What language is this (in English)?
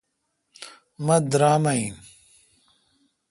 Kalkoti